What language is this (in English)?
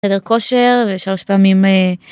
Hebrew